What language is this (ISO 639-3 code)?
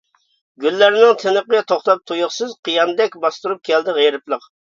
uig